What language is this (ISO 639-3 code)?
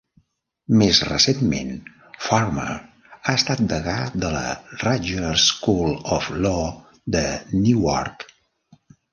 cat